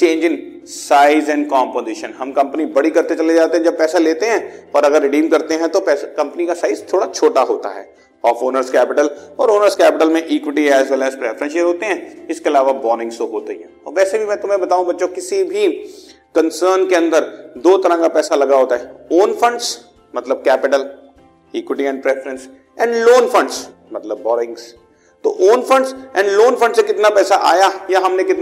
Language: Hindi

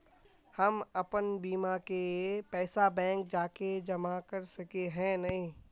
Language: Magahi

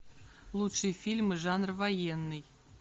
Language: Russian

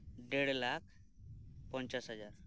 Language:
Santali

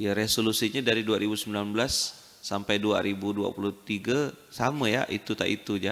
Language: Indonesian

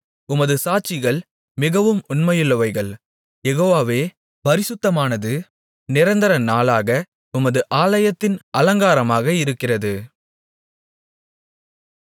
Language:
Tamil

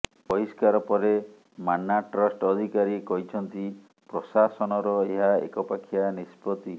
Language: Odia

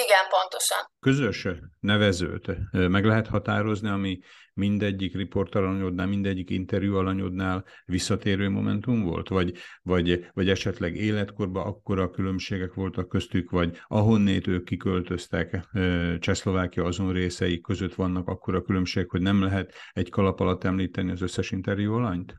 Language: Hungarian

